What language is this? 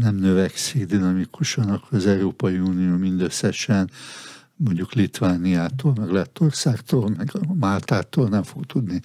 Hungarian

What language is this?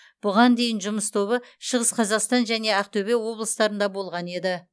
Kazakh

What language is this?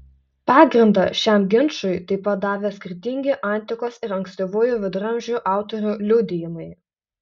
Lithuanian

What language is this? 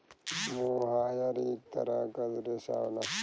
Bhojpuri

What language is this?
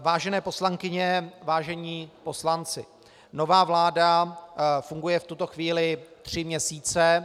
Czech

